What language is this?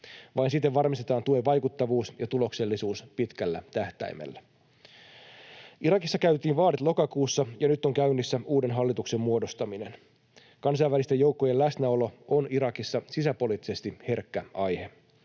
Finnish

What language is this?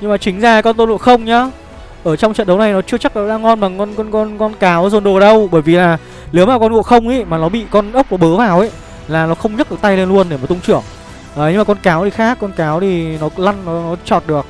Vietnamese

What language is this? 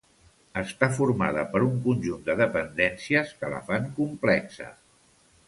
Catalan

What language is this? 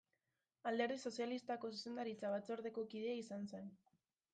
Basque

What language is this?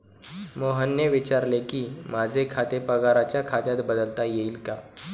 Marathi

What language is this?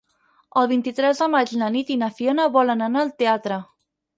Catalan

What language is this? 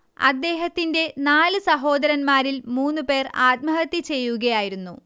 Malayalam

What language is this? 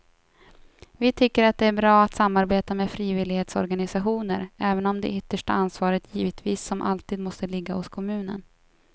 Swedish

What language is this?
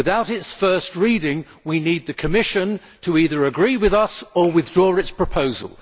English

